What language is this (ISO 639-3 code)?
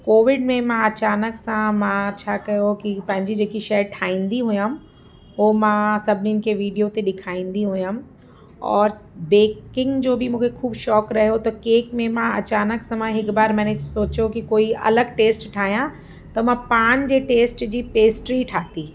snd